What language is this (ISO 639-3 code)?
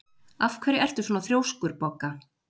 isl